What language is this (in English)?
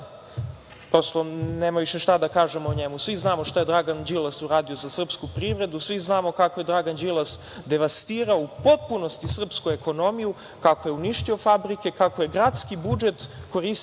Serbian